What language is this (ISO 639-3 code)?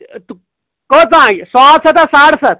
kas